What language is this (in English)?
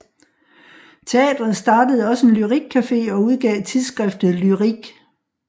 Danish